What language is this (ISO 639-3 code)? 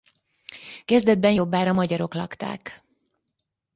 hun